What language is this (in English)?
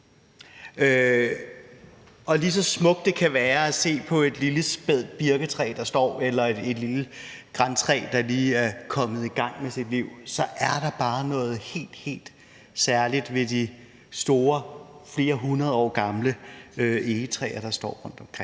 Danish